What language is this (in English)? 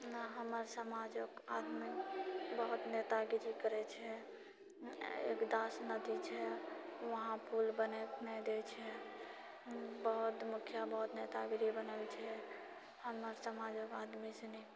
Maithili